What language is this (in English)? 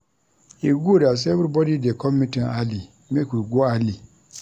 Nigerian Pidgin